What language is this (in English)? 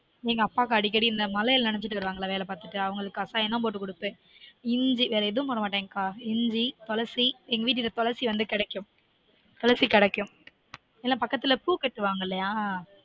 Tamil